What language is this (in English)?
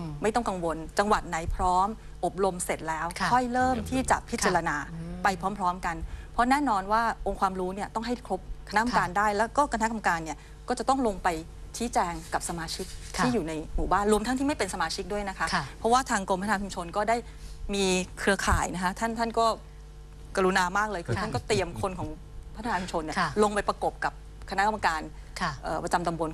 Thai